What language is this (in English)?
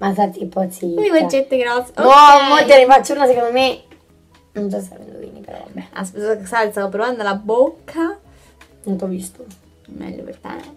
Italian